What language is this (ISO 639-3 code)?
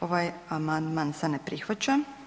hrv